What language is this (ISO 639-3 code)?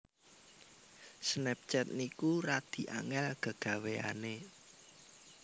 jav